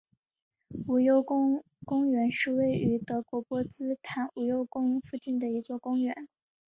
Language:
Chinese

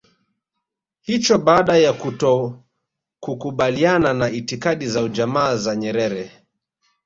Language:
Swahili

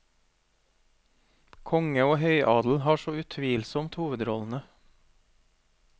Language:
Norwegian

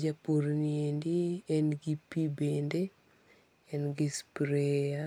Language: Luo (Kenya and Tanzania)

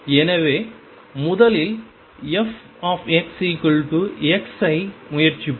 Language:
Tamil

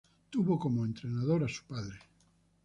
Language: Spanish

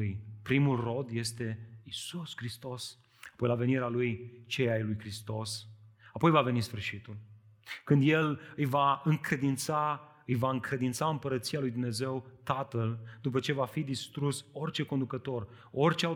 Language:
Romanian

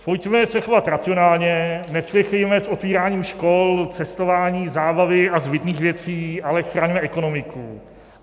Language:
Czech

